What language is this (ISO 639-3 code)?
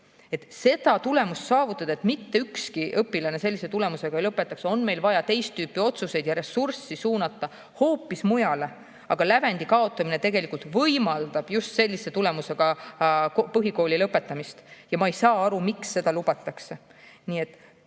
est